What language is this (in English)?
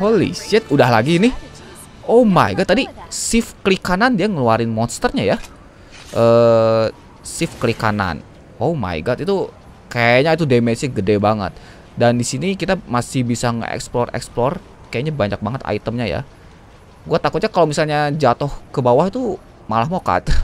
Indonesian